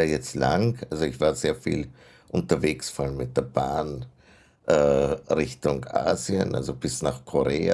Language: German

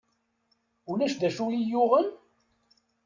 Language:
Kabyle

